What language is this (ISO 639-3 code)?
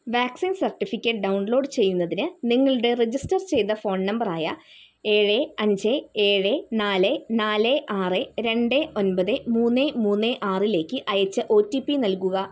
mal